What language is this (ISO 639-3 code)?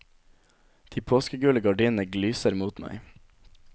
nor